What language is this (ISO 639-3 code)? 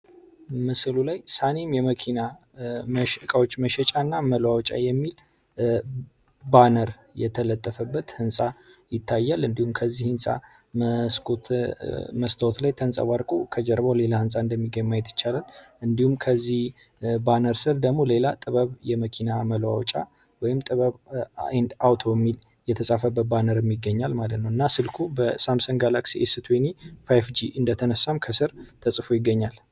amh